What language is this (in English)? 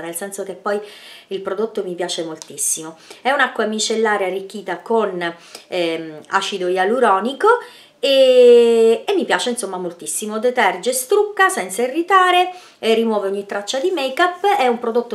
Italian